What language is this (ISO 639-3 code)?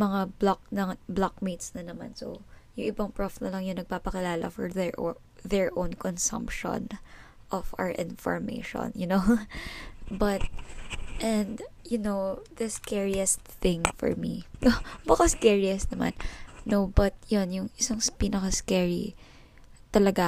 fil